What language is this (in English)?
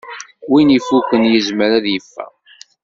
Kabyle